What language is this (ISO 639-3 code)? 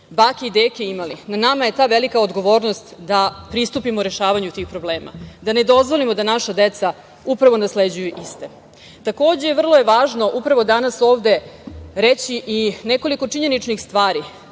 srp